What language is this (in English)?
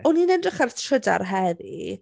Welsh